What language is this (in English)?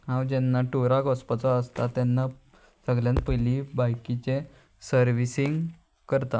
Konkani